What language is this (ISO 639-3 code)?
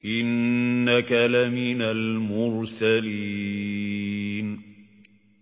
ara